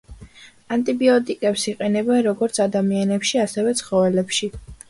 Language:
Georgian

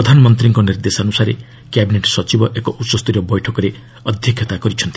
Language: Odia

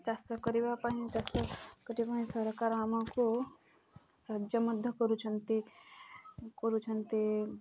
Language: Odia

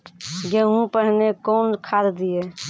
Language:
Maithili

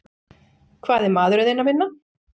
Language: Icelandic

